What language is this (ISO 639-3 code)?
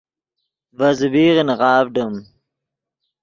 ydg